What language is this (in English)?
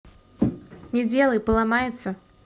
Russian